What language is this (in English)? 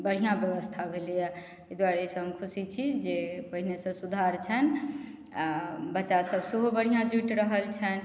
Maithili